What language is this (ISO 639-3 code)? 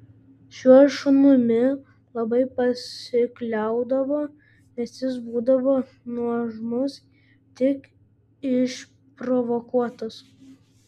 lit